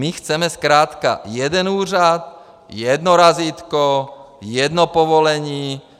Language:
Czech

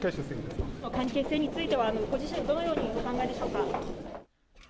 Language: Japanese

